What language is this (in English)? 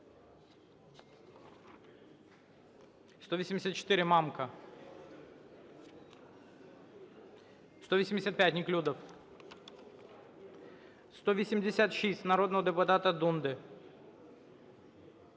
Ukrainian